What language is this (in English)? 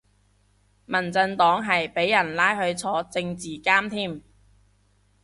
Cantonese